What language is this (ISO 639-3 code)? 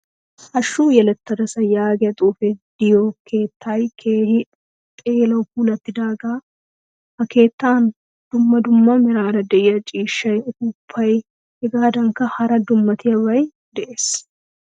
wal